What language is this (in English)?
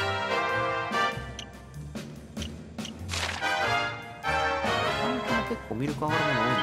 Japanese